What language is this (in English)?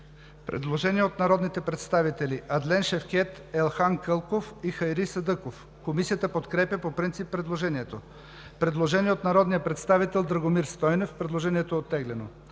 Bulgarian